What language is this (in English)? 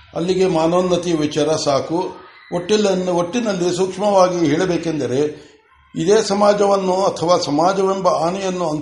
Kannada